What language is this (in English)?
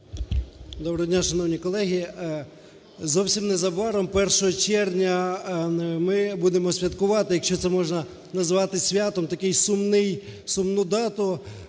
Ukrainian